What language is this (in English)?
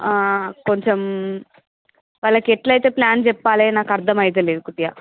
Telugu